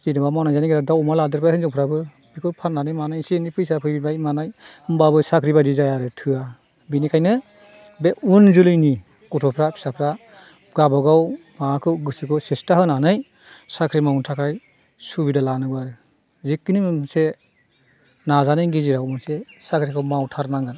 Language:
Bodo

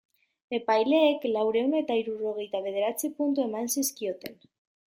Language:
Basque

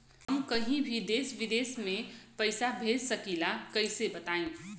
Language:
Bhojpuri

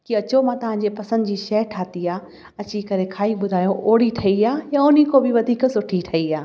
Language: Sindhi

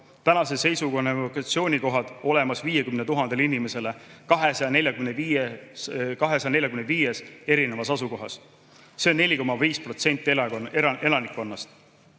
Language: Estonian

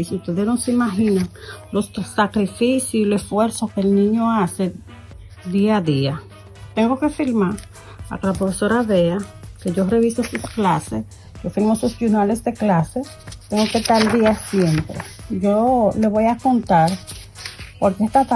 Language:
Spanish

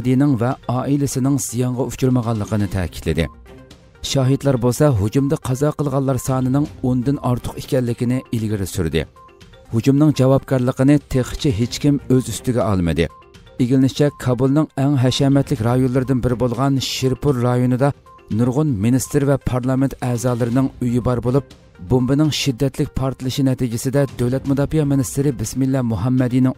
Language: Turkish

